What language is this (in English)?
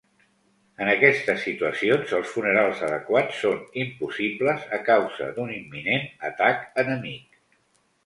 Catalan